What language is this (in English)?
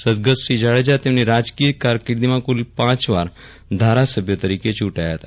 Gujarati